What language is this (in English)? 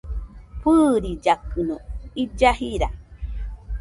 Nüpode Huitoto